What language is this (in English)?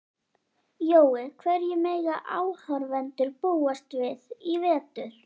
Icelandic